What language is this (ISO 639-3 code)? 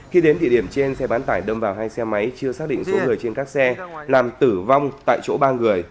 vie